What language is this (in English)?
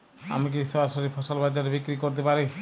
Bangla